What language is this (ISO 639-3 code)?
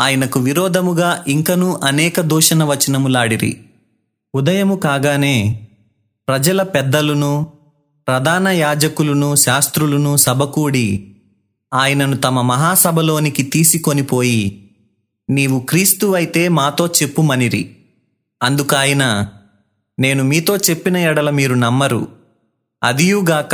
tel